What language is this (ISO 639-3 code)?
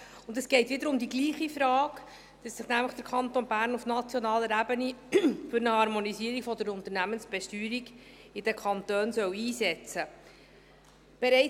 gsw